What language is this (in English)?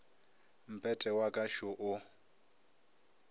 Northern Sotho